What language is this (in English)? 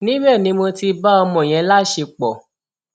Yoruba